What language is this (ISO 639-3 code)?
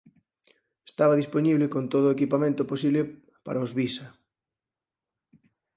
glg